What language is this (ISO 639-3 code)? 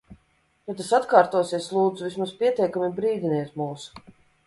lav